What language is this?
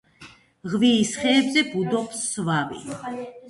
Georgian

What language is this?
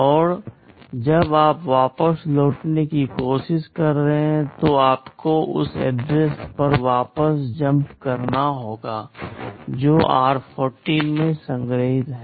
Hindi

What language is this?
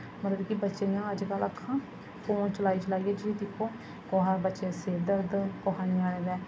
Dogri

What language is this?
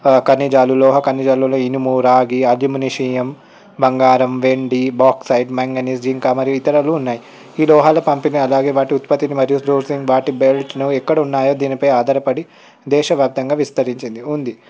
Telugu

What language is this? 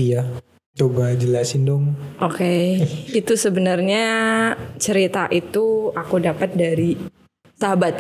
Indonesian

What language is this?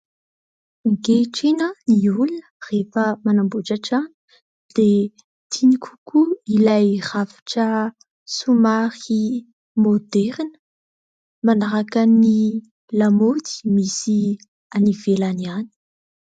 Malagasy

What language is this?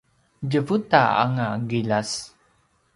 Paiwan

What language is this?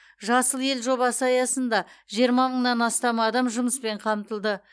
Kazakh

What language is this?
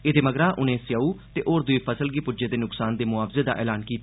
Dogri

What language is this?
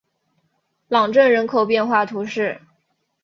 Chinese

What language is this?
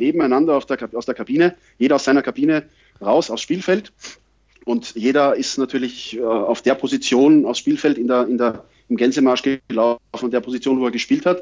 German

